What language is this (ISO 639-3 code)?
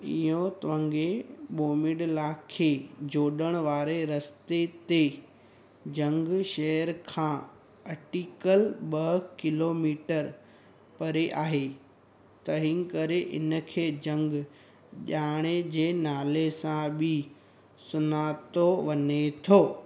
snd